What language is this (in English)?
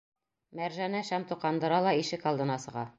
Bashkir